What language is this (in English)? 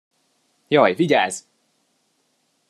Hungarian